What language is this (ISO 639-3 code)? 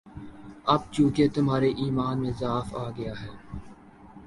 urd